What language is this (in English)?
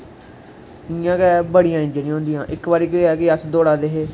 Dogri